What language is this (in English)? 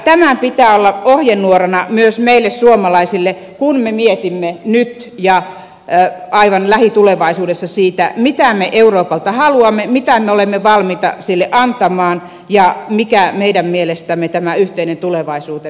Finnish